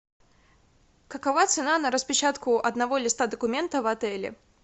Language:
Russian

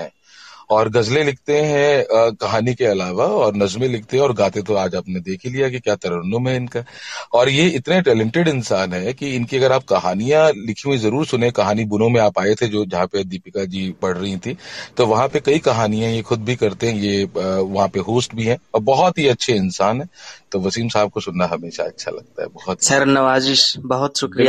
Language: Hindi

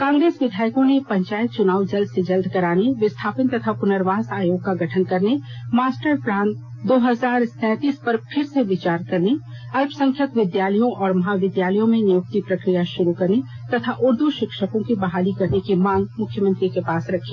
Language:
Hindi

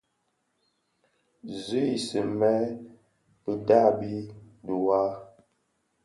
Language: Bafia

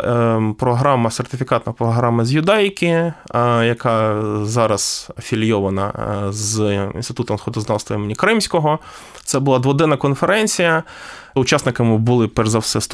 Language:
Ukrainian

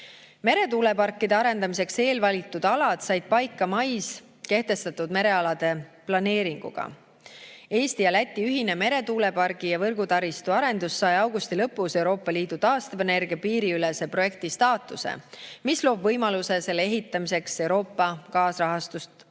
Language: Estonian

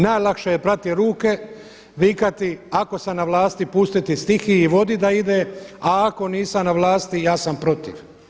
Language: Croatian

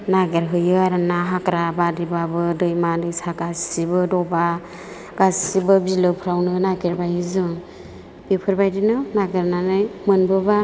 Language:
Bodo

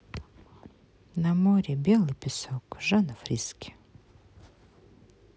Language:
Russian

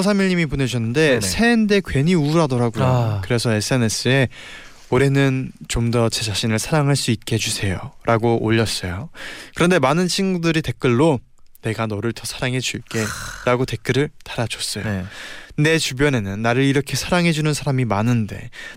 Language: Korean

